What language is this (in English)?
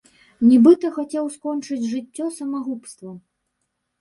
Belarusian